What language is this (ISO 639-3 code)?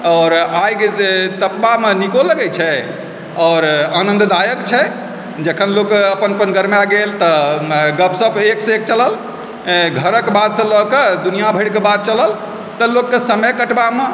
mai